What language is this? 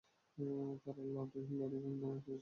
Bangla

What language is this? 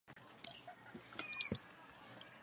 Chinese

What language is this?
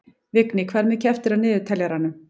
Icelandic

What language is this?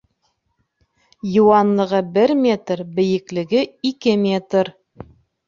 Bashkir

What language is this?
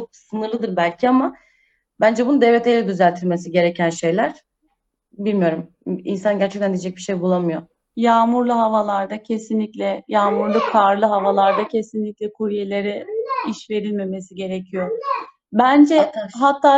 Turkish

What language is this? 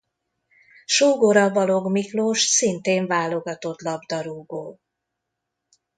Hungarian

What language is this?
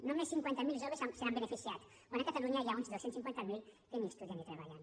Catalan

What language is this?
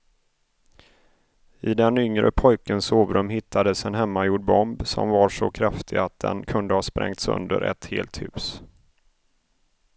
Swedish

